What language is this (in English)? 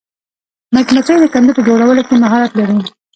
Pashto